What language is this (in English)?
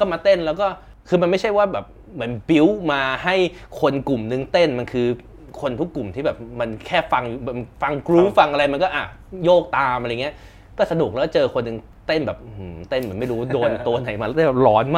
Thai